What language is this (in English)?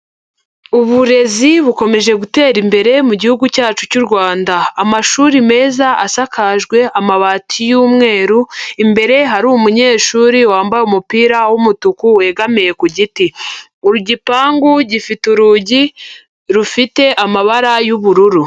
Kinyarwanda